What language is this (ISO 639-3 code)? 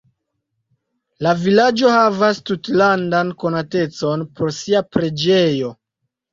epo